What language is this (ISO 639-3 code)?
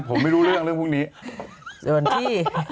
tha